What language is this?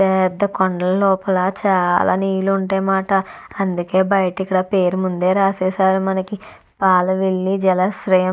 Telugu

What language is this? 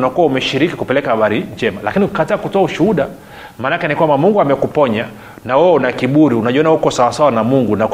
Swahili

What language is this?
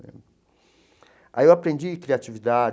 Portuguese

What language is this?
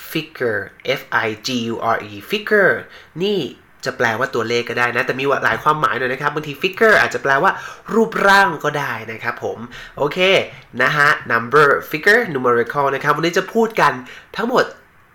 Thai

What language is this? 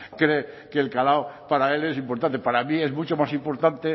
Spanish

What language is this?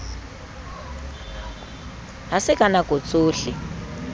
Southern Sotho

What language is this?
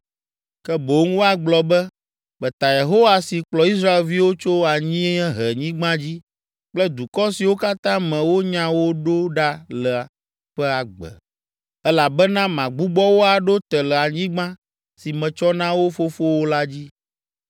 Ewe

